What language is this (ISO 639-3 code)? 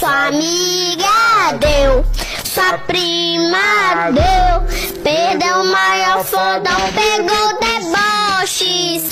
ron